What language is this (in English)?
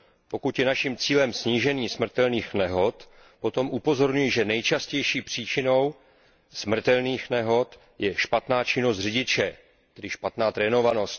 Czech